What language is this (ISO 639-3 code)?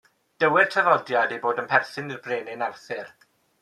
cym